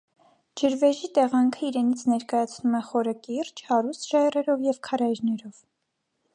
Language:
Armenian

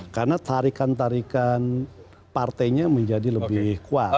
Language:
Indonesian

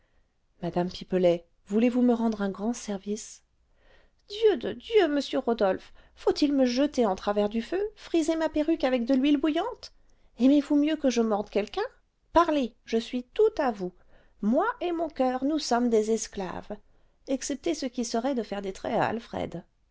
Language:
French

